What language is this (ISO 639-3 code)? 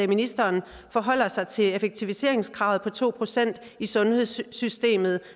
dan